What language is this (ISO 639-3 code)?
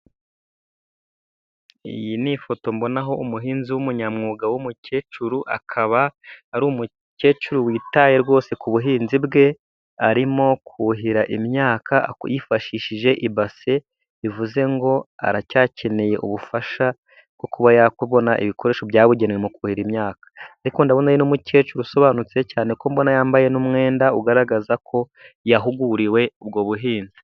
kin